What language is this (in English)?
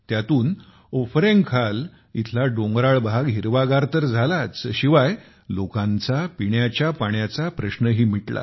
Marathi